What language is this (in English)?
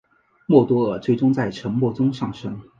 Chinese